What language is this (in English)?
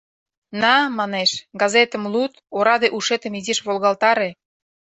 Mari